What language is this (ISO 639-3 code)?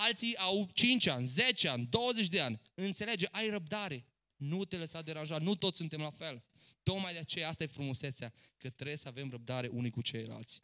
ron